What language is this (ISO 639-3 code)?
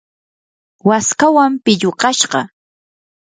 qur